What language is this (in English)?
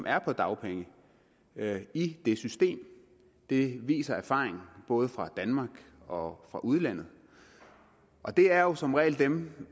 Danish